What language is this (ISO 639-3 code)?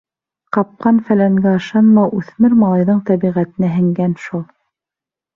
bak